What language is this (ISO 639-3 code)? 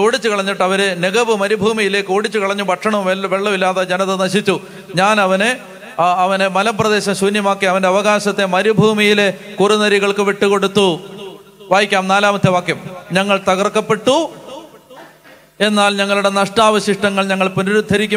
hin